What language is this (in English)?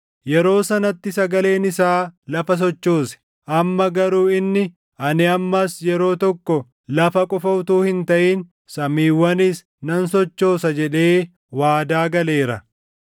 Oromo